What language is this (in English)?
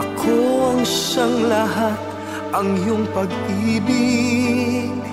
Indonesian